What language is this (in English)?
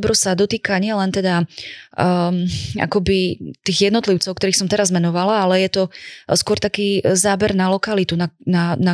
Slovak